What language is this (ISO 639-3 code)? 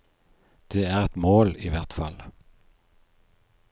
nor